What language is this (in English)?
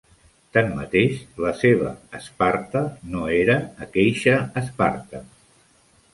Catalan